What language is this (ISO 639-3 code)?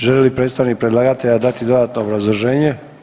hrv